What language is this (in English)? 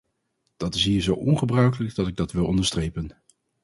Dutch